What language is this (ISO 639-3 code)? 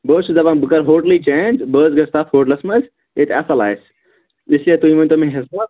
kas